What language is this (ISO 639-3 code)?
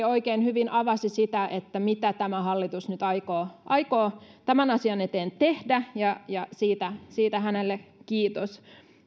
fin